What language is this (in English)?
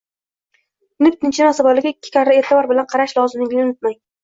Uzbek